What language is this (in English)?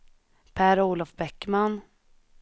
Swedish